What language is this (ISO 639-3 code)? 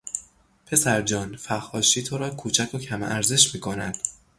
fas